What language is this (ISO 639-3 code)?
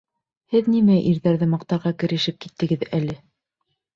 bak